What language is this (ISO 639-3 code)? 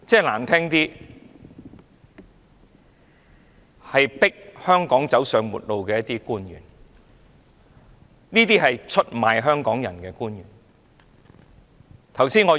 yue